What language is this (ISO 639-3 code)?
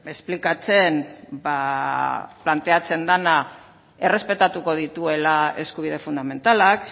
eus